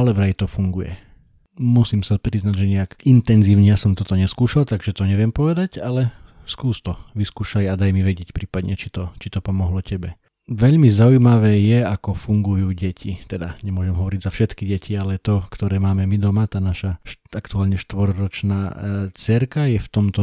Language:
Slovak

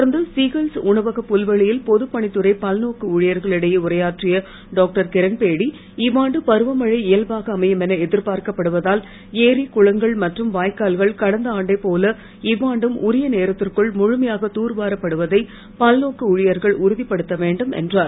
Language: Tamil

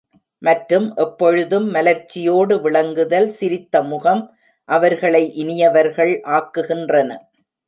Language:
Tamil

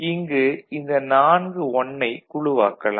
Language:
Tamil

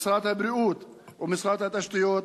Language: Hebrew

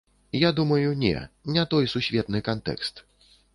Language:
Belarusian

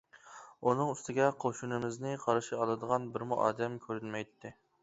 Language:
Uyghur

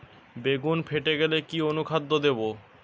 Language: Bangla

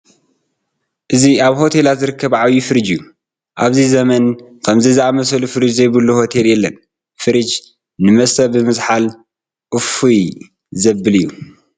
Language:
Tigrinya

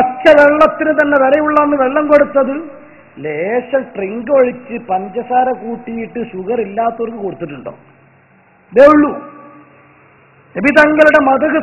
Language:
Arabic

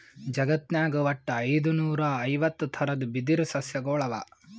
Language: Kannada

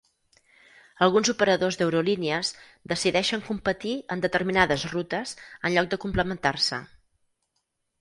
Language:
Catalan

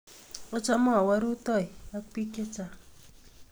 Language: Kalenjin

